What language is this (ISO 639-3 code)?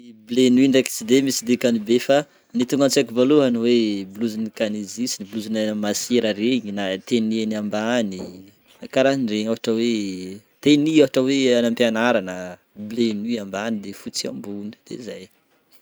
bmm